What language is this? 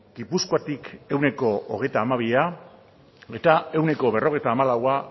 Basque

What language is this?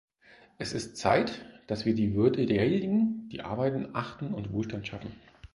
German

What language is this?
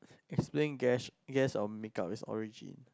English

